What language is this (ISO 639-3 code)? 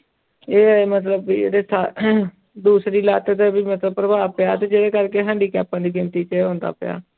pan